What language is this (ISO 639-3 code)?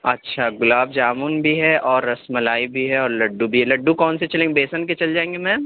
urd